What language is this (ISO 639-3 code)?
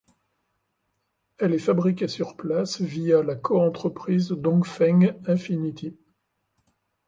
fra